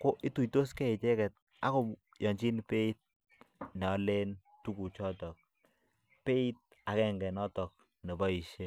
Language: Kalenjin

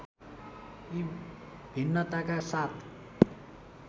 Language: Nepali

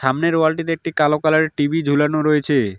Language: Bangla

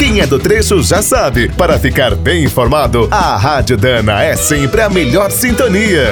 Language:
Portuguese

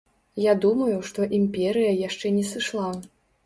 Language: Belarusian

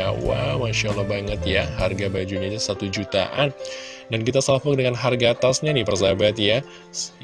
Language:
Indonesian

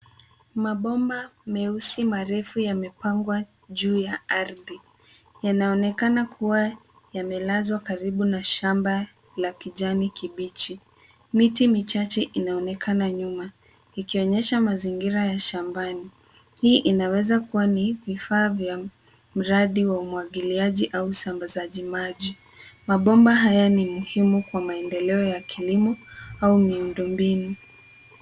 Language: Swahili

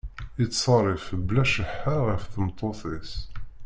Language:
Kabyle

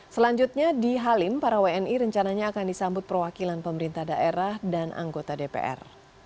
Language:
Indonesian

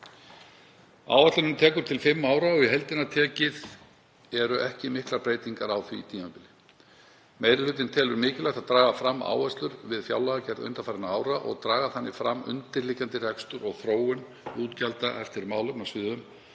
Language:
Icelandic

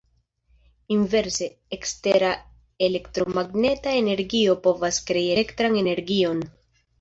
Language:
Esperanto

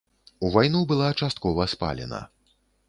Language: Belarusian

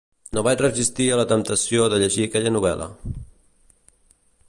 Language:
Catalan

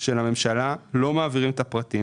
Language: Hebrew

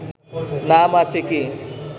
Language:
Bangla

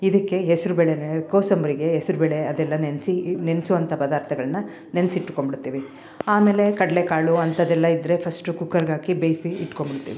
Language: Kannada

